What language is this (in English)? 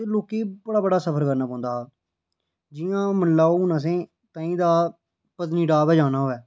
Dogri